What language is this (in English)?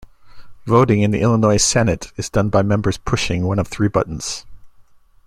English